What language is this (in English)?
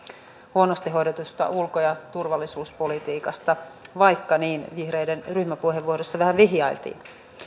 Finnish